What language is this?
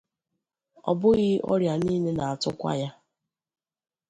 Igbo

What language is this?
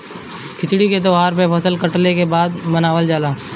Bhojpuri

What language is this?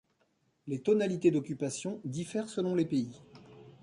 French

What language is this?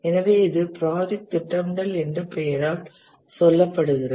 Tamil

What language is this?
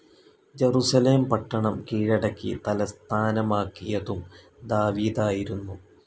Malayalam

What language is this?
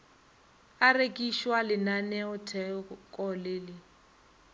Northern Sotho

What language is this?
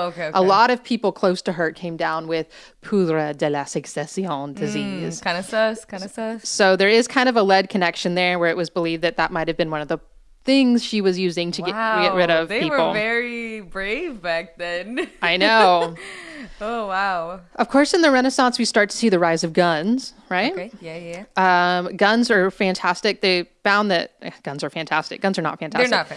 English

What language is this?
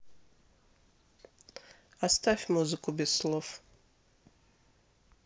Russian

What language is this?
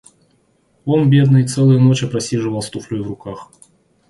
Russian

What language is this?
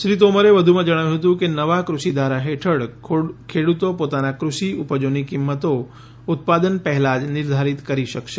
Gujarati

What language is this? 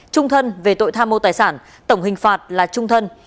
Vietnamese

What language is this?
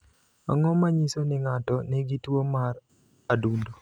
Luo (Kenya and Tanzania)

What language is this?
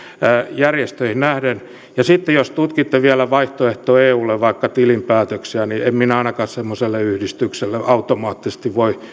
Finnish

